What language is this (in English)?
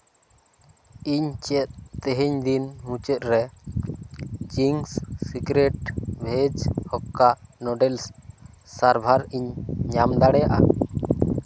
Santali